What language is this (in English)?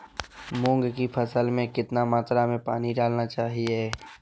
Magahi